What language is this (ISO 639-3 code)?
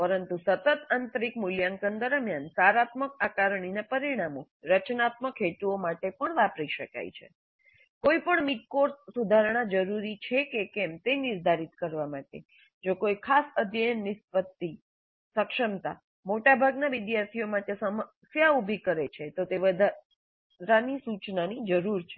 guj